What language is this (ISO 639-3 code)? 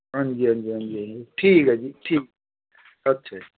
doi